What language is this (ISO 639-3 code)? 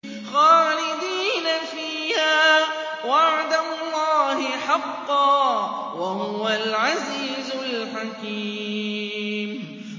ara